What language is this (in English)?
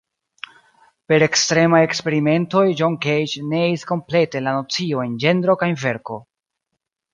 Esperanto